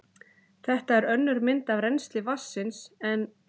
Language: Icelandic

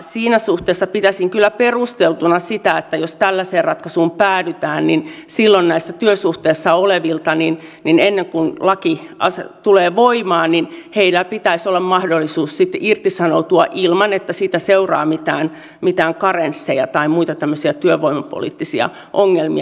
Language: Finnish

